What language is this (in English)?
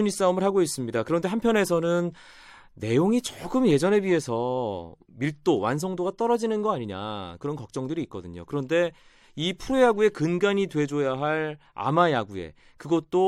Korean